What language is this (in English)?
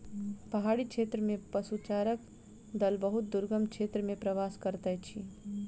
Maithili